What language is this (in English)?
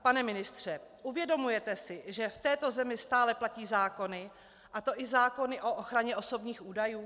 Czech